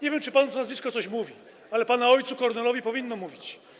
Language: Polish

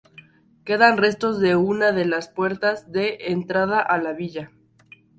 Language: Spanish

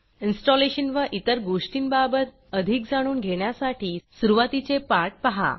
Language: Marathi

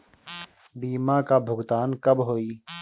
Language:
Bhojpuri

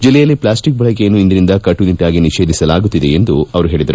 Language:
Kannada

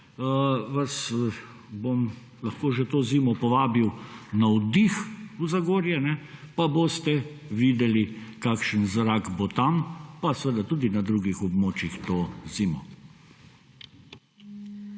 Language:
Slovenian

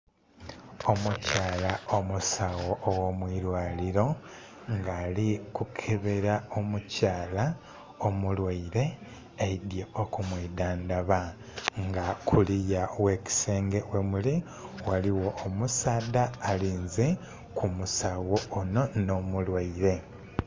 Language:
Soga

